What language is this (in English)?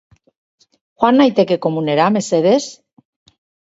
Basque